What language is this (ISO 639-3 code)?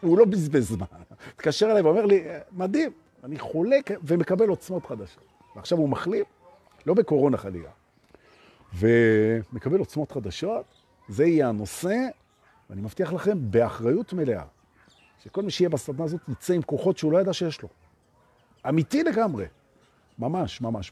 heb